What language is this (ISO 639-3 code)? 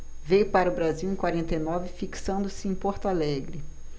por